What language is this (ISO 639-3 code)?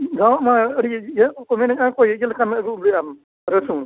sat